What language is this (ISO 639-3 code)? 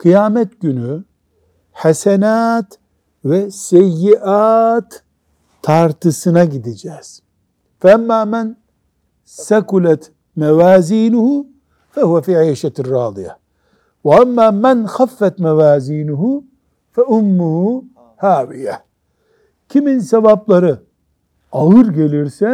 tur